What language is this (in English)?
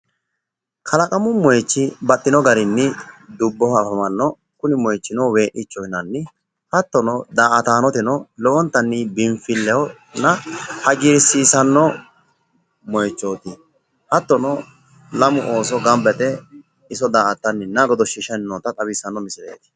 Sidamo